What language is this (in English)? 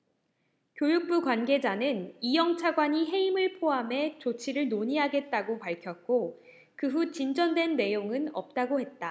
Korean